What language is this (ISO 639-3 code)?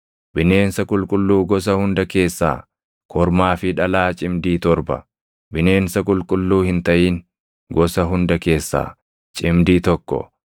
orm